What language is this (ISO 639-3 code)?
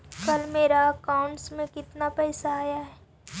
mag